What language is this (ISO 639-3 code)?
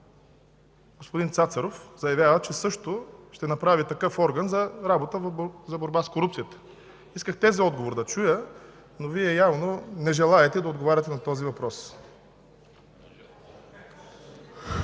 bul